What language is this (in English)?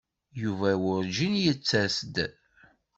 Kabyle